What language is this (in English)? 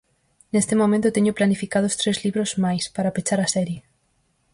Galician